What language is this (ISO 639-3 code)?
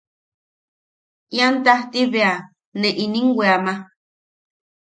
yaq